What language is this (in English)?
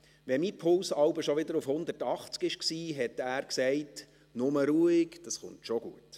Swiss German